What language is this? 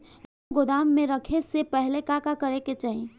Bhojpuri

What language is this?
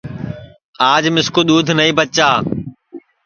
Sansi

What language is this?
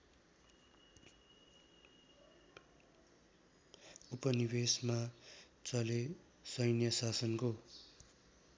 Nepali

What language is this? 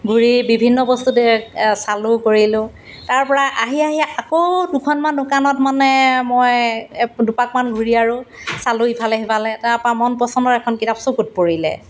Assamese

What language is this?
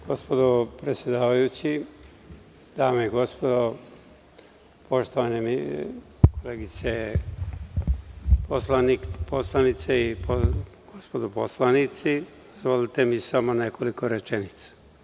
Serbian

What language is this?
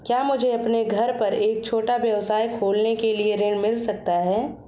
Hindi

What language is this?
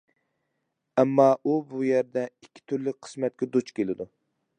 Uyghur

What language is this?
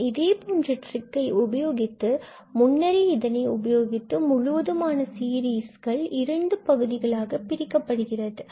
Tamil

